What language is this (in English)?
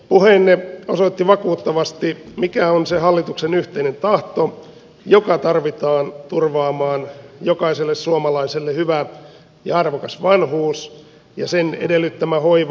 Finnish